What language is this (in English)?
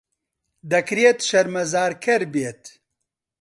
Central Kurdish